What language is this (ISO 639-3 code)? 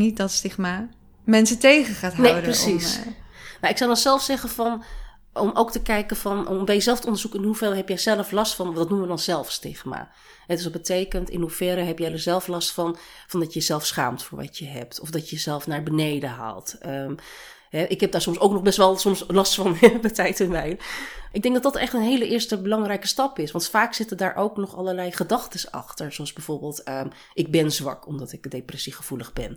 nld